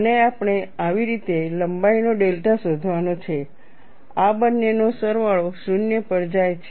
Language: Gujarati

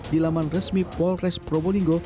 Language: Indonesian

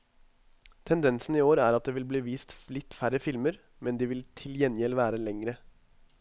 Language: Norwegian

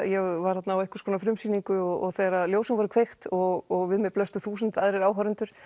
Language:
Icelandic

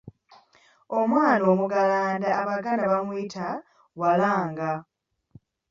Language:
Ganda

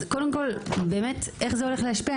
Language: Hebrew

